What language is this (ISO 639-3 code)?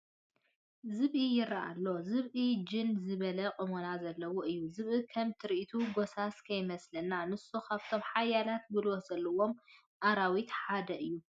tir